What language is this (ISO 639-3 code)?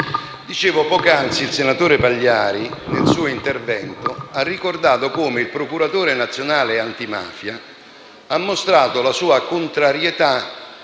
ita